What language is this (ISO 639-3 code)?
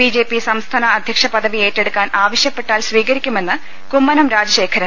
mal